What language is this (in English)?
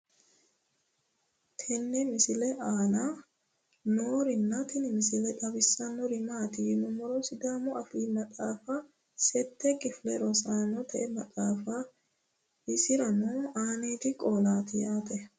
Sidamo